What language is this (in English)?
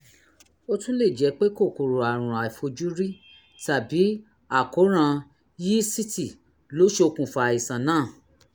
Yoruba